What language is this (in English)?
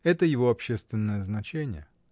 Russian